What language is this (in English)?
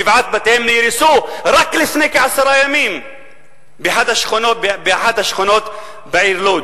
Hebrew